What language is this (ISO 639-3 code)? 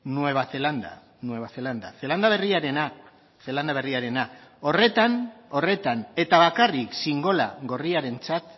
eus